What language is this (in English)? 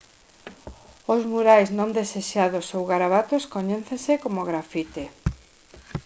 Galician